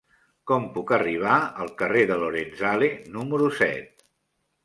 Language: Catalan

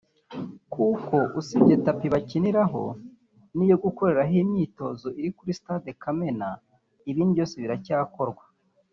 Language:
Kinyarwanda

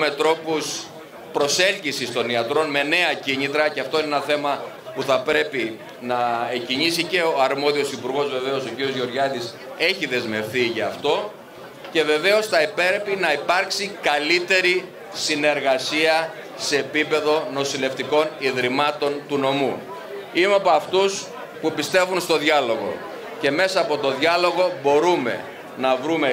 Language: Greek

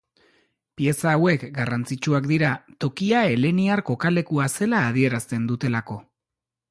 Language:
Basque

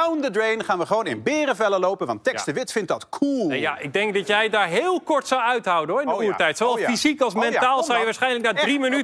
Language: Dutch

